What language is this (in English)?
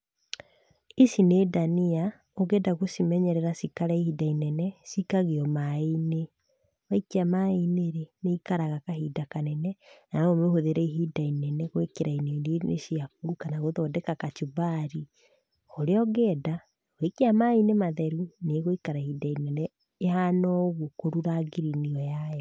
Kikuyu